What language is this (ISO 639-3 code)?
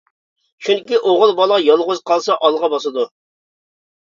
uig